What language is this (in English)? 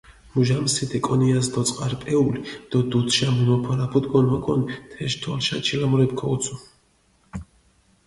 Mingrelian